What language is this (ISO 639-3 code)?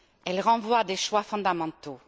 fra